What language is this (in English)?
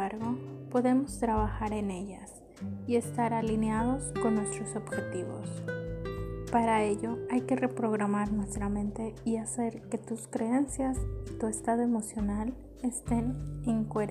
Spanish